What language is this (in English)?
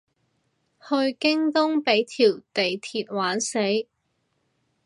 Cantonese